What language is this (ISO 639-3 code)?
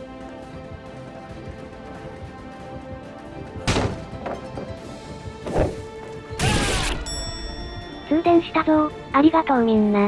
jpn